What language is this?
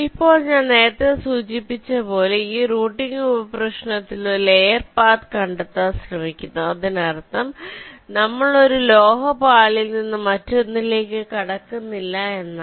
Malayalam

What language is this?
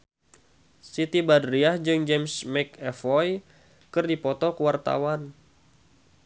Sundanese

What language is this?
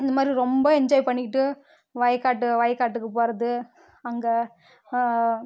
Tamil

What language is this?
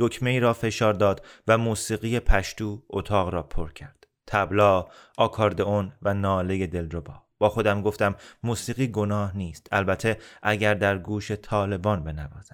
Persian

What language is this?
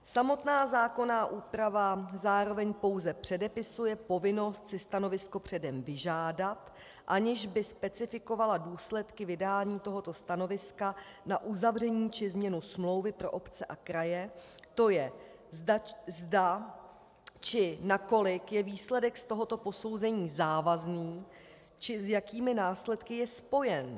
Czech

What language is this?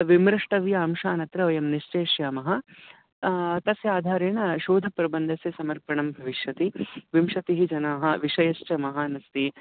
Sanskrit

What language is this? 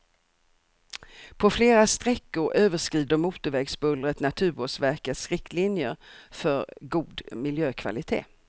Swedish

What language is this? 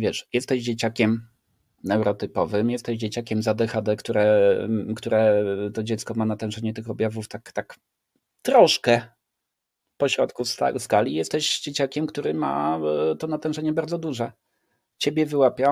Polish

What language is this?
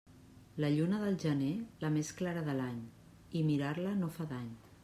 Catalan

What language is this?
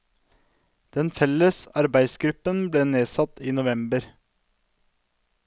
Norwegian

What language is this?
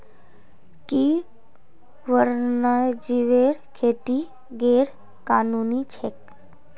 Magahi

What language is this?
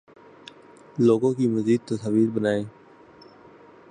Urdu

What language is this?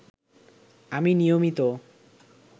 Bangla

